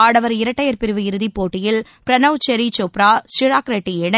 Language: Tamil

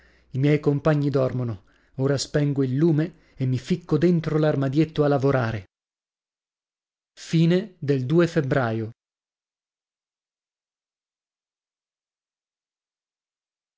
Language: Italian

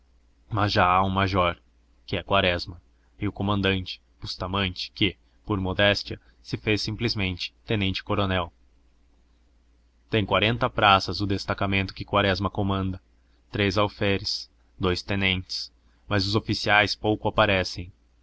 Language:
Portuguese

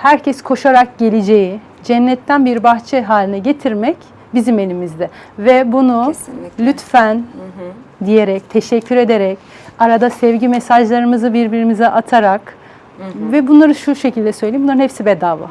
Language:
Turkish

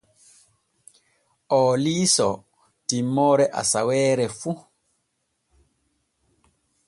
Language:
Borgu Fulfulde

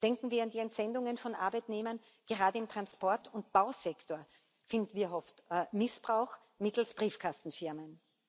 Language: German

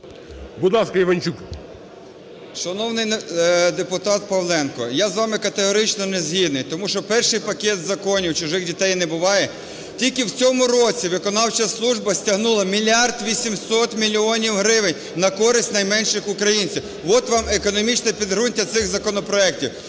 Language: Ukrainian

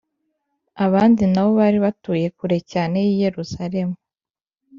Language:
Kinyarwanda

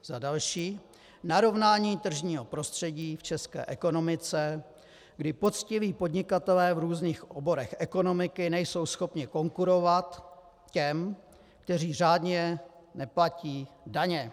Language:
Czech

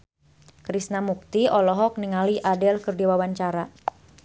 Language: Sundanese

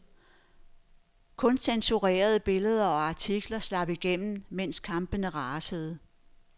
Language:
Danish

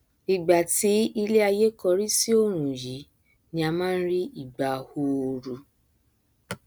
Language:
Yoruba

